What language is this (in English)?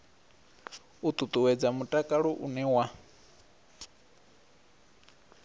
Venda